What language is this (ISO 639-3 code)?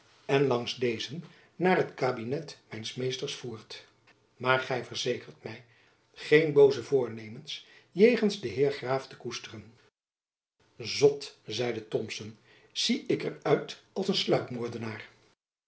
nld